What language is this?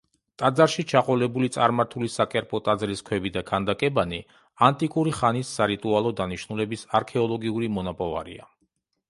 Georgian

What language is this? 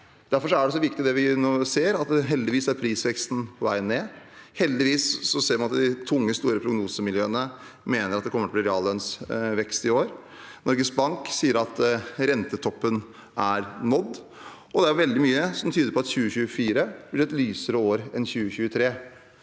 Norwegian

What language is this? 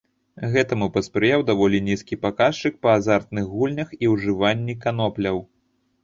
Belarusian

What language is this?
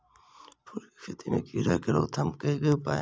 Maithili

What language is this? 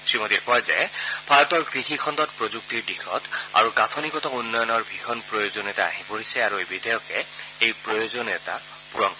Assamese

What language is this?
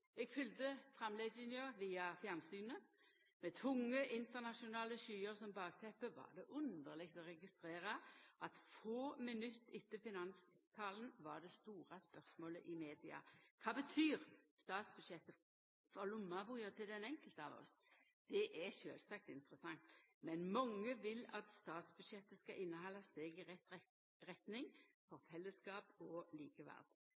Norwegian Nynorsk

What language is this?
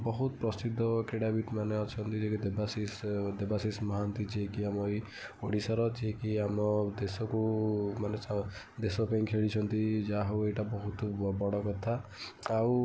Odia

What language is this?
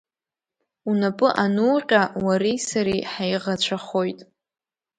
Abkhazian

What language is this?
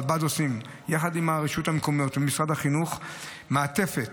Hebrew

